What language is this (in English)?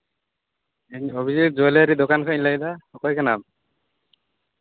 Santali